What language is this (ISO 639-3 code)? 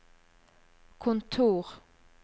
nor